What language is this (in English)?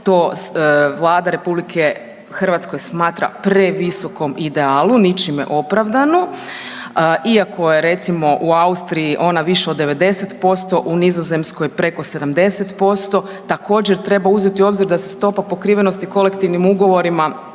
Croatian